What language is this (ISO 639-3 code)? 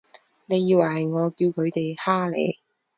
yue